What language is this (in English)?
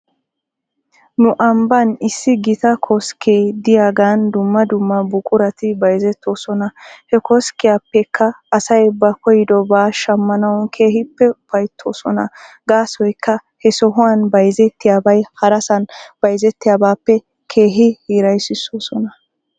Wolaytta